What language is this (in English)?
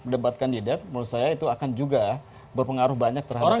Indonesian